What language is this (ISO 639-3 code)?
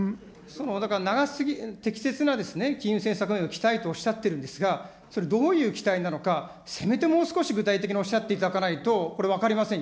jpn